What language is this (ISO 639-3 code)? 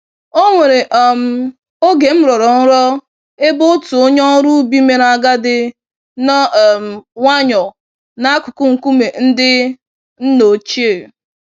ibo